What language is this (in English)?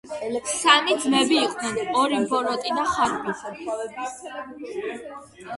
Georgian